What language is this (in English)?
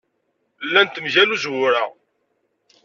Kabyle